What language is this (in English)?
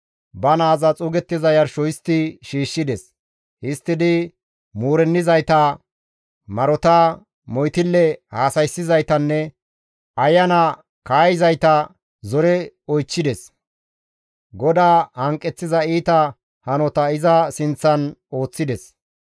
Gamo